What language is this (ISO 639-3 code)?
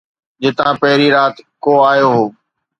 snd